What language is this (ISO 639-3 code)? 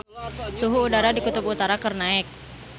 sun